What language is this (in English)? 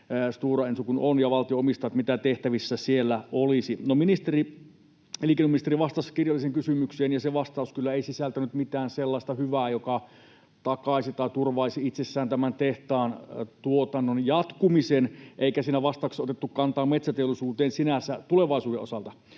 Finnish